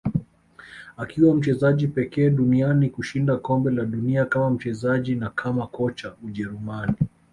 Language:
Swahili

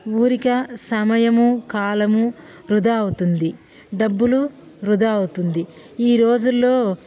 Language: Telugu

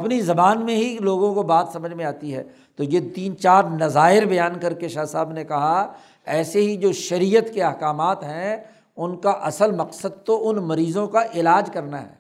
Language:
Urdu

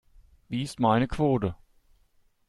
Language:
German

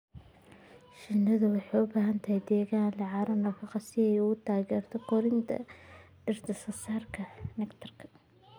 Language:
Somali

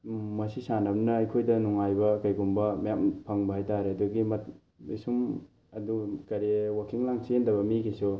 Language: Manipuri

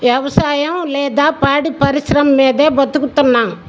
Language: Telugu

